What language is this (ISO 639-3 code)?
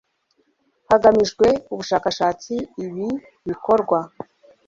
kin